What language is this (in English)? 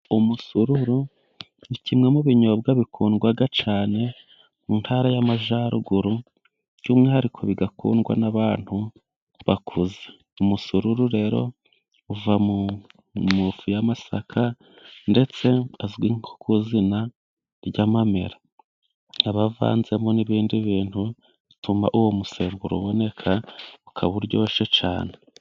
Kinyarwanda